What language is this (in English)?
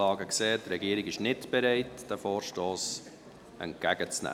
Swiss German